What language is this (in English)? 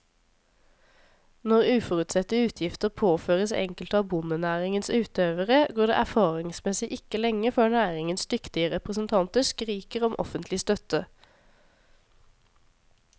Norwegian